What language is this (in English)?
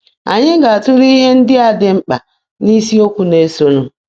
Igbo